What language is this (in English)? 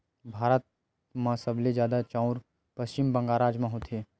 Chhattisgarhi